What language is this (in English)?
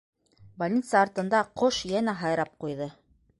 Bashkir